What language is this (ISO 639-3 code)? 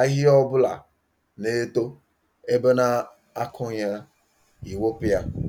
ibo